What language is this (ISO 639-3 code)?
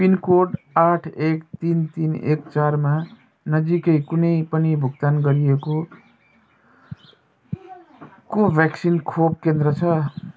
nep